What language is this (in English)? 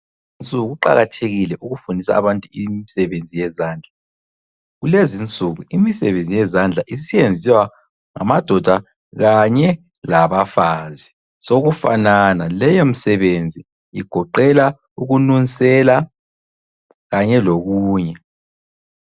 North Ndebele